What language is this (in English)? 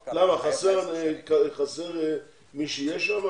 Hebrew